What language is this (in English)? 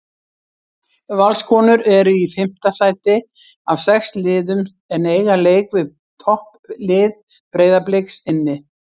Icelandic